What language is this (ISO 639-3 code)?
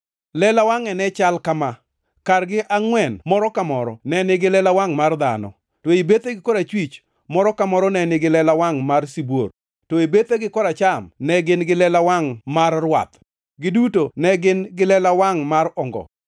luo